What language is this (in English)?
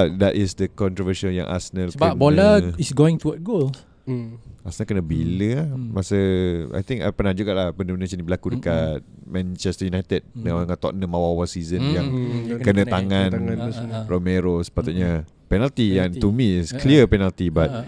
Malay